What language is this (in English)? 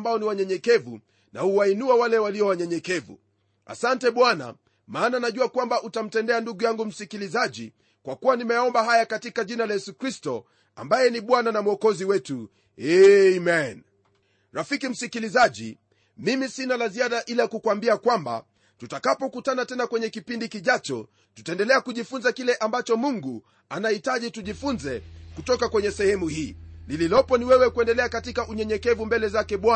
Swahili